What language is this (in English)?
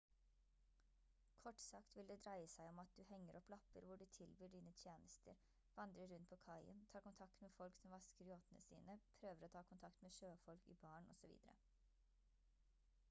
Norwegian Bokmål